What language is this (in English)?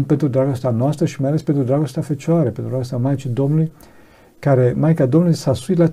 Romanian